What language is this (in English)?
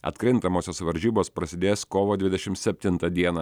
Lithuanian